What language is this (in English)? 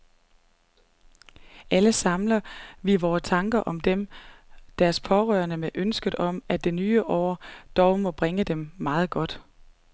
Danish